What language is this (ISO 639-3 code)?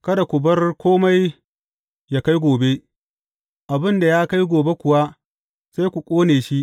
hau